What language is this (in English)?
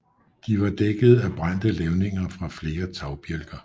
Danish